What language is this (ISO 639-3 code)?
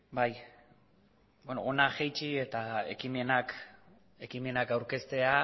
eus